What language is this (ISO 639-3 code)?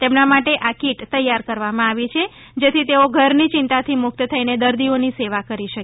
guj